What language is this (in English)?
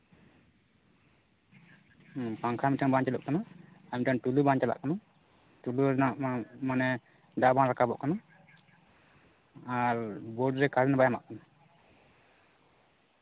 Santali